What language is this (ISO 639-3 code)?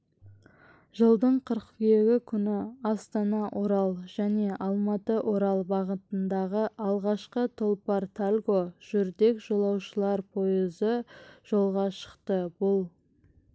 kaz